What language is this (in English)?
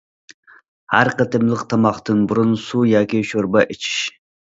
Uyghur